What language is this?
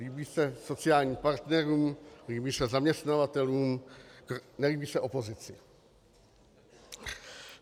Czech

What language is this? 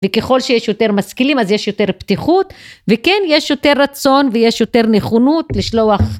Hebrew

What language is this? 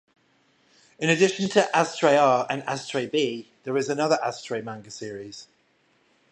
English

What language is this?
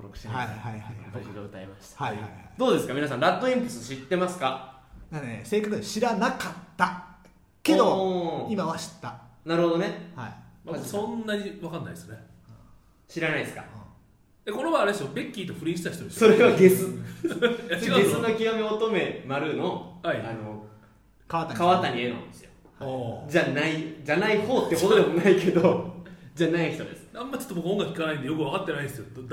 Japanese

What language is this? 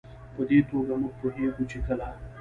Pashto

